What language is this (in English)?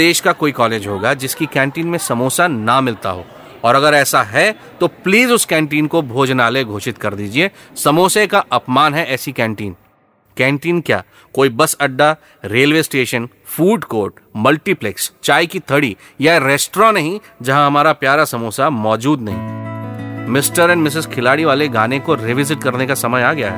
Hindi